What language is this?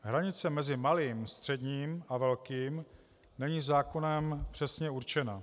Czech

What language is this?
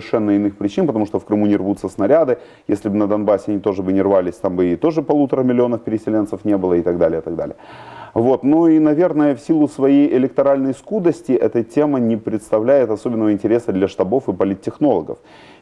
Russian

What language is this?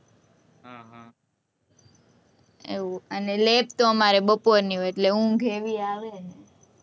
Gujarati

